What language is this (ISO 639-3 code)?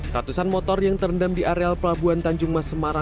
ind